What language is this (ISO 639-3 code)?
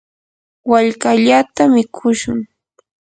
qur